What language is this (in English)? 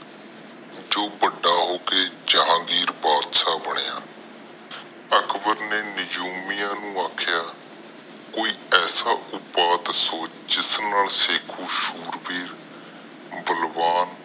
Punjabi